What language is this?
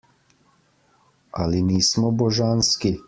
Slovenian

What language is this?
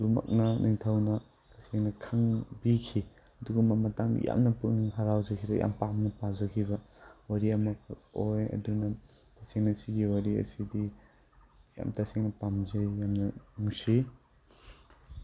Manipuri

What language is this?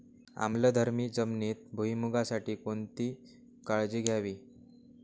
Marathi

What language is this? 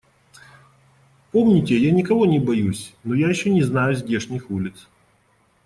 Russian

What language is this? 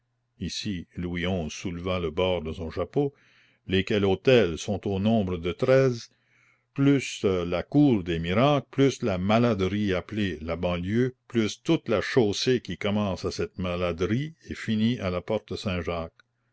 French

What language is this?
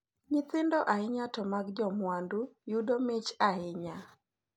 Luo (Kenya and Tanzania)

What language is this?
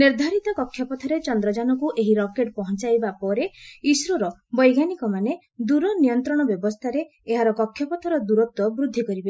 Odia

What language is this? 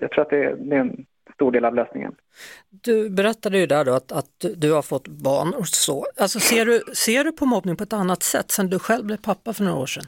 Swedish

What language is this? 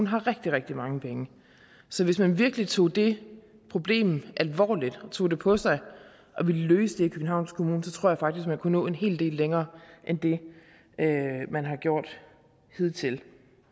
Danish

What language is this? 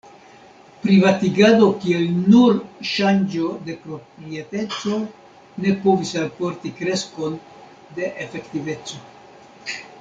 Esperanto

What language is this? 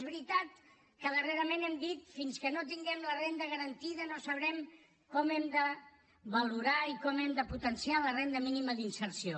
Catalan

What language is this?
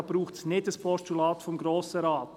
Swiss German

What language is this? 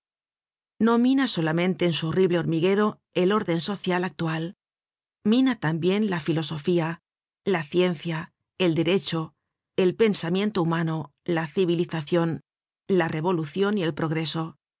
Spanish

